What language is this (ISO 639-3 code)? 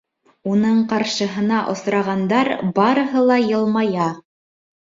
bak